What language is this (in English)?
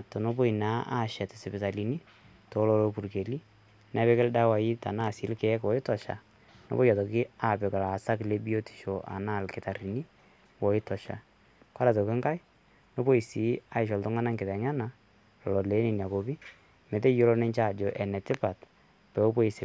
Masai